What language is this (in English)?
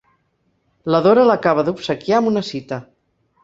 Catalan